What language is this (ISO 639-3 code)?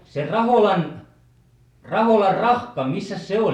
fin